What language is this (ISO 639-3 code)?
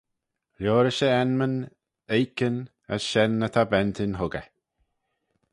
glv